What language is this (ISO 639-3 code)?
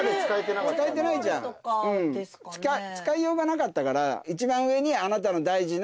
jpn